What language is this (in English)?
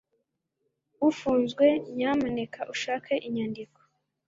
Kinyarwanda